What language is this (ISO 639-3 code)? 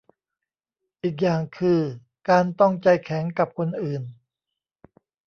tha